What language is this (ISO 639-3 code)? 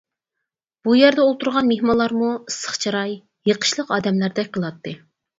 uig